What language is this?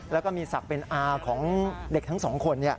Thai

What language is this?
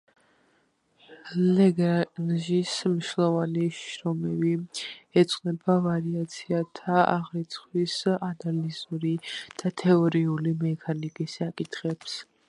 Georgian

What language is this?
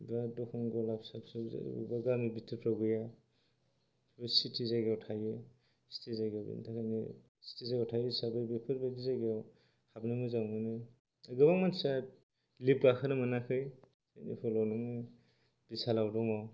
Bodo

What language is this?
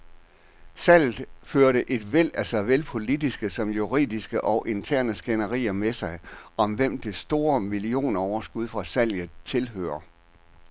Danish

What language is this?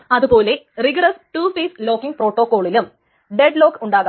Malayalam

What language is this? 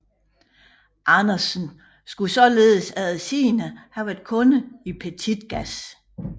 Danish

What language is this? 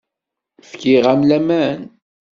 Kabyle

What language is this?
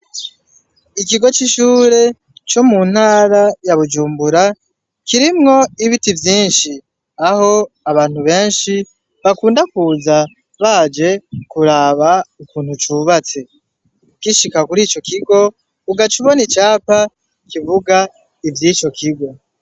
Rundi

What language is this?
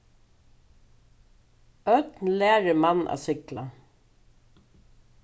Faroese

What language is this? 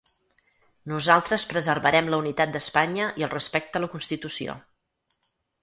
Catalan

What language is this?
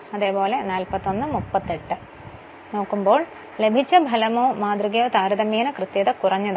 Malayalam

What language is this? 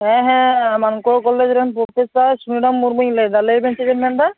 Santali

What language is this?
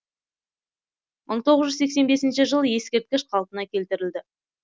Kazakh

